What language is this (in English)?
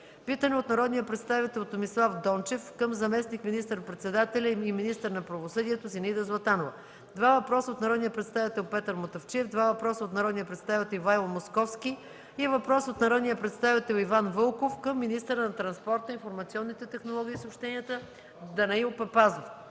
Bulgarian